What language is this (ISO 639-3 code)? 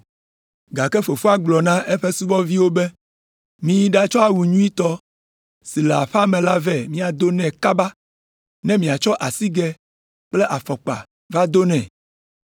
ewe